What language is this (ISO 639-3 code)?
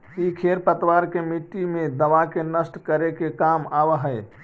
mag